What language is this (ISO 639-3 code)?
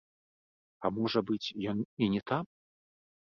bel